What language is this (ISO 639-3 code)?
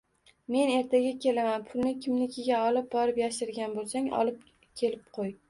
uzb